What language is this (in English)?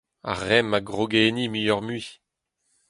Breton